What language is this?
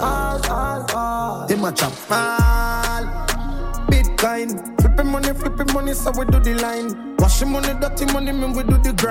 German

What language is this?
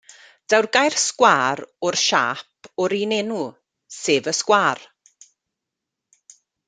Welsh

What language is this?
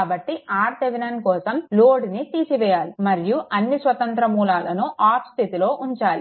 Telugu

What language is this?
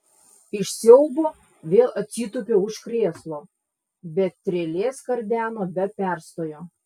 Lithuanian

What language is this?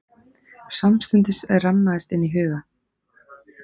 Icelandic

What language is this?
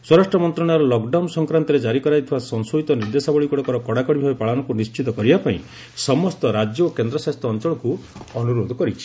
Odia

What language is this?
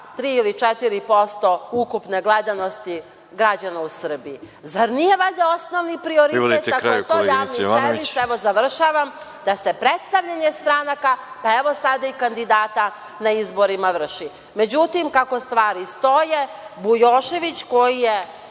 Serbian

